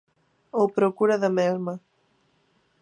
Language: Galician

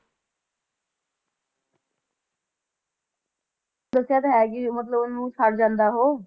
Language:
Punjabi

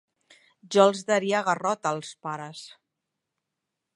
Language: Catalan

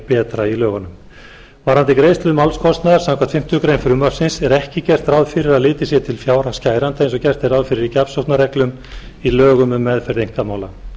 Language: Icelandic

